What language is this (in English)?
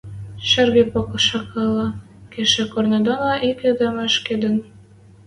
Western Mari